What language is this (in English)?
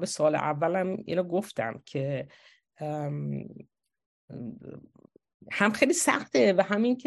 Persian